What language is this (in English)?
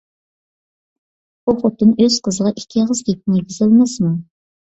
Uyghur